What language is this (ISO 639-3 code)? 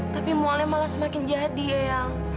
ind